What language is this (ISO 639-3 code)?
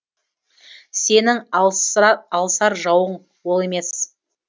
kaz